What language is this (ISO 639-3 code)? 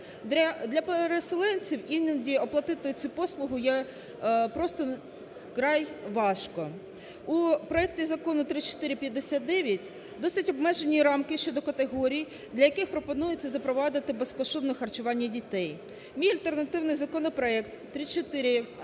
ukr